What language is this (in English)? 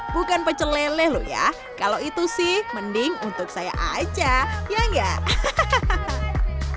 Indonesian